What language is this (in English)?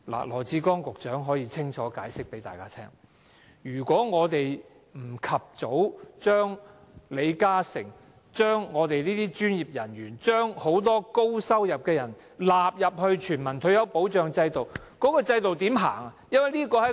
Cantonese